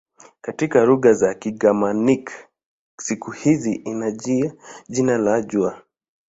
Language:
Swahili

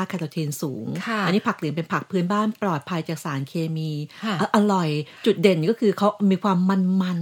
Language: Thai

